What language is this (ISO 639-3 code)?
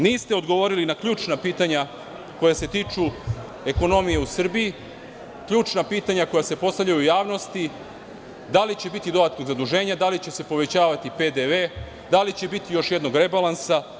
srp